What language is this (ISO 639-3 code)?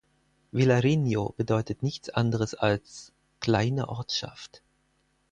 deu